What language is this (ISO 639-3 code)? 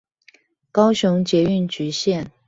zho